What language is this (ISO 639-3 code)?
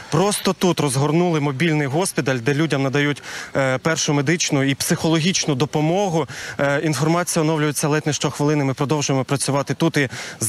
rus